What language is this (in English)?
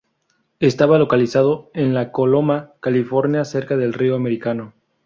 Spanish